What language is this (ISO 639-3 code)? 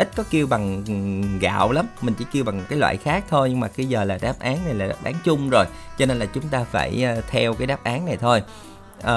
vie